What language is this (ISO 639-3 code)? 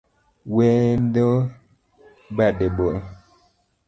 luo